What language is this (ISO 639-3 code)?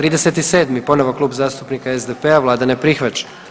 hrv